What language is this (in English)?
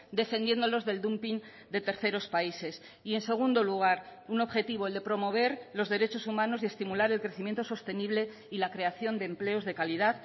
Spanish